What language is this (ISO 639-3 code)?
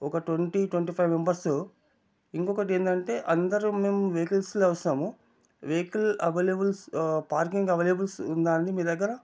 tel